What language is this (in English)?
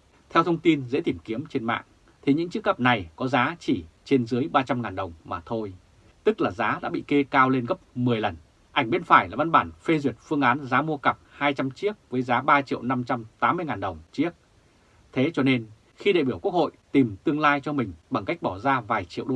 Vietnamese